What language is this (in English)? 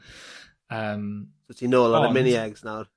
Welsh